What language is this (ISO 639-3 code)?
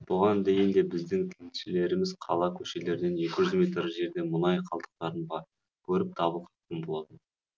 kaz